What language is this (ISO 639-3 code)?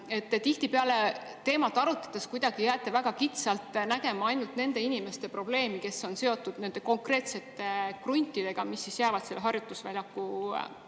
est